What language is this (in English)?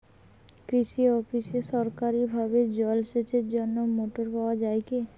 Bangla